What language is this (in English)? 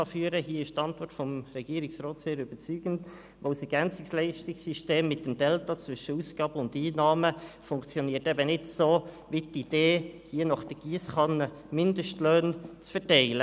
Swiss German